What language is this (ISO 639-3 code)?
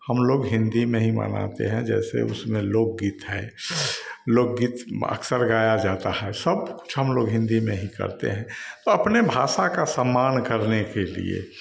hin